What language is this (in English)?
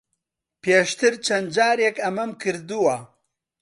Central Kurdish